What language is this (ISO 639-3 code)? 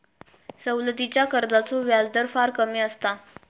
mar